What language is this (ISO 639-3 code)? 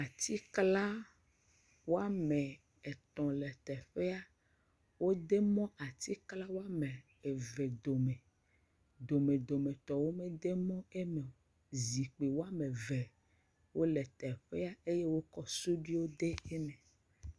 ewe